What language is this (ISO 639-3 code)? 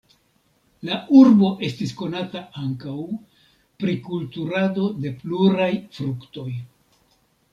epo